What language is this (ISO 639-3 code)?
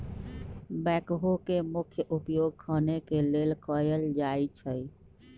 mag